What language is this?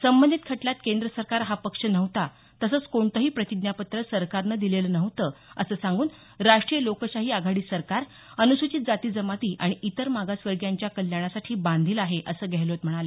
Marathi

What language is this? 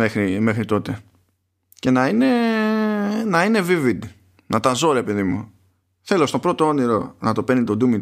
Greek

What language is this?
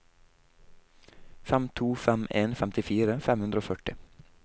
Norwegian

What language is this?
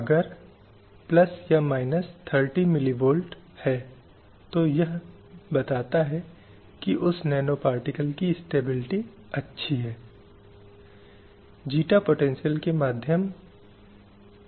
Hindi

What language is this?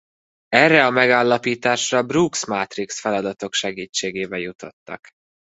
Hungarian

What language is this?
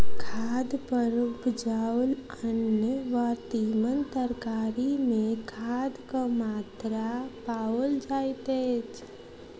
Maithili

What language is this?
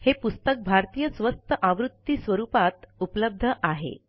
Marathi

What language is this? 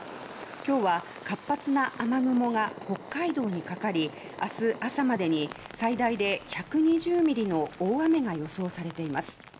Japanese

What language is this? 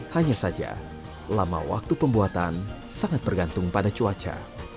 Indonesian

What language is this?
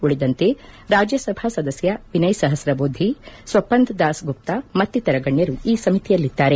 Kannada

